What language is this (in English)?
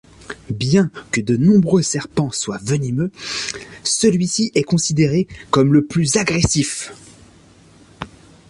French